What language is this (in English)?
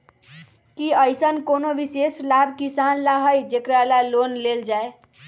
Magahi